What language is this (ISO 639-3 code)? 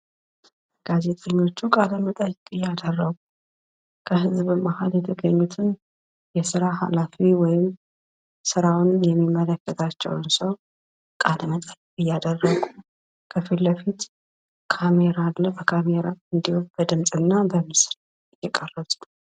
amh